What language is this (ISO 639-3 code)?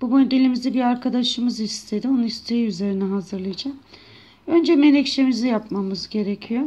tur